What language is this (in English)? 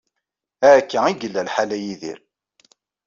Kabyle